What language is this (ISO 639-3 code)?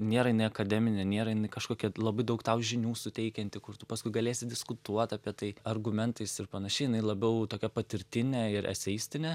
lit